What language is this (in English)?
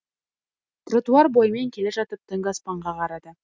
Kazakh